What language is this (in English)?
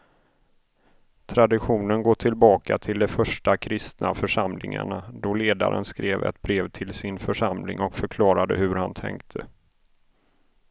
Swedish